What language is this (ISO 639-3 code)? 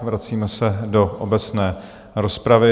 ces